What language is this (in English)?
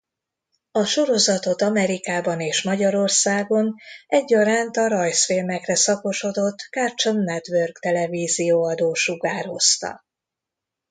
Hungarian